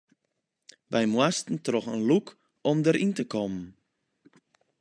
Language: Western Frisian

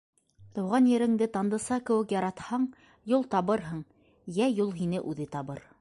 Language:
Bashkir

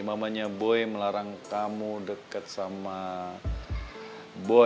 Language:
Indonesian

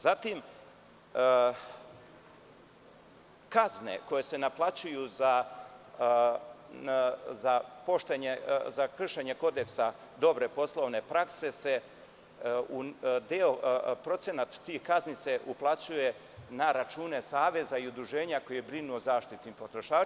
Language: Serbian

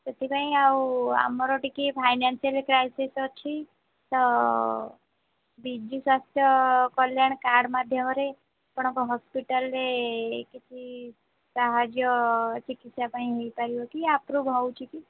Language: Odia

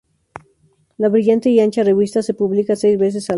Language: Spanish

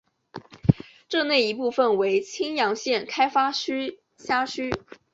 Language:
Chinese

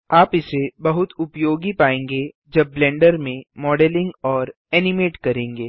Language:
Hindi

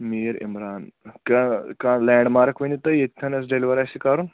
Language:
Kashmiri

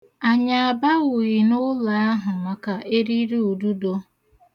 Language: Igbo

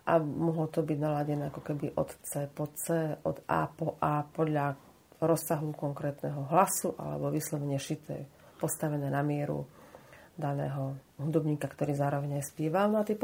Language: Slovak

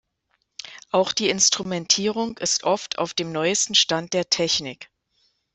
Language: German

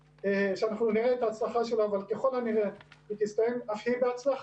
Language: Hebrew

